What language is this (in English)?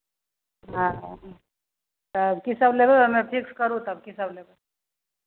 Maithili